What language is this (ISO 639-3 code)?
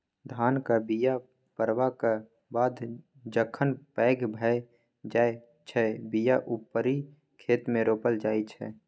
mai